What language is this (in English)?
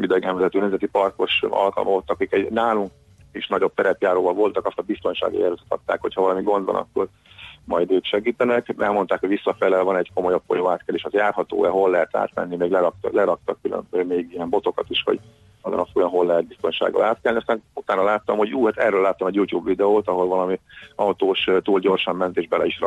Hungarian